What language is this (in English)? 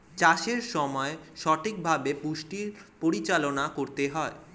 Bangla